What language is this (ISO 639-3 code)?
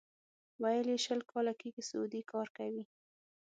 pus